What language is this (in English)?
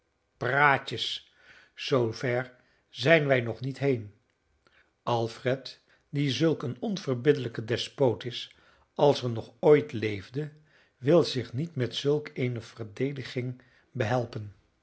Dutch